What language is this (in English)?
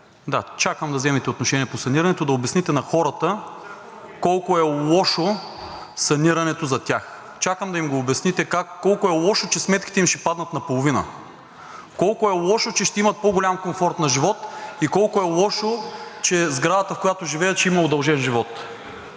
Bulgarian